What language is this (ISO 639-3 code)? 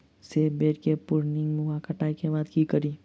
mai